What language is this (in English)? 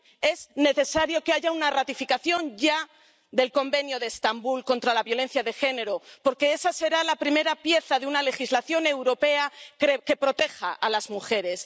Spanish